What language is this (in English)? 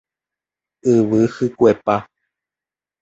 Guarani